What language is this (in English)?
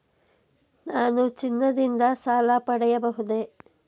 Kannada